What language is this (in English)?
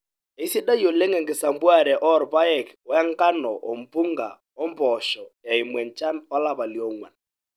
Masai